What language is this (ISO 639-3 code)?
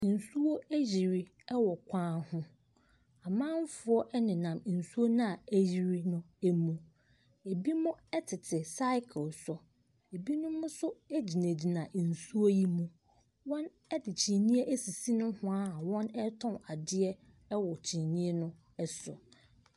aka